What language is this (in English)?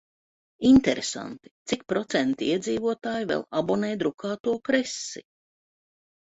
Latvian